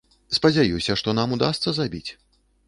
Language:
Belarusian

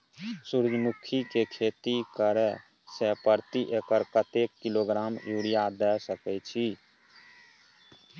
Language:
Maithili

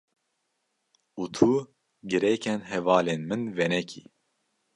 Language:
Kurdish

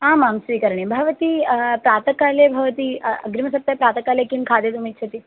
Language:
Sanskrit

